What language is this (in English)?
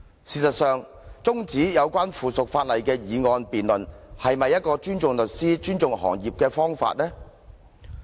Cantonese